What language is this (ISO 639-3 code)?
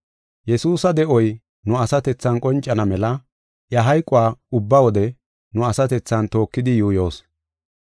gof